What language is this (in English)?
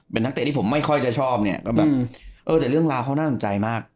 Thai